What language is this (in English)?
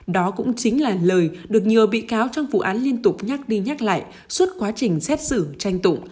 Vietnamese